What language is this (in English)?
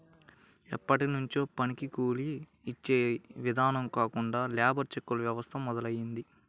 Telugu